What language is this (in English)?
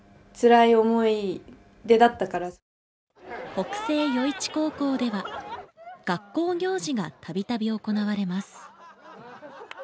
Japanese